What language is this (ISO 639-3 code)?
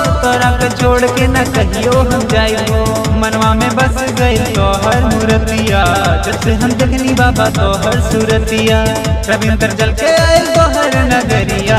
hin